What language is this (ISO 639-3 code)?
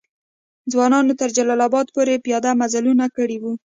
pus